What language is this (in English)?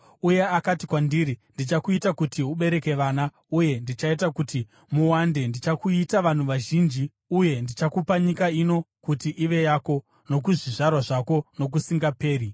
Shona